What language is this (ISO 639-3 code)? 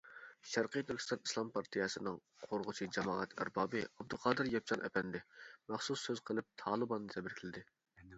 uig